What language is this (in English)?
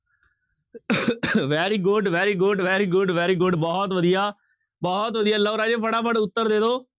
Punjabi